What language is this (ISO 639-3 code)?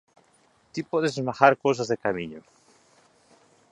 glg